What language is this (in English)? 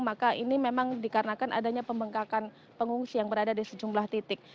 Indonesian